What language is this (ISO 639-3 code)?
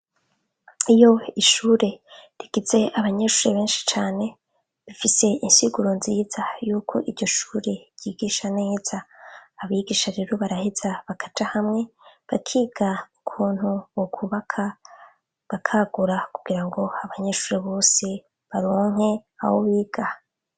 run